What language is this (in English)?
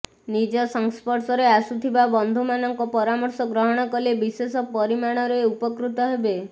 Odia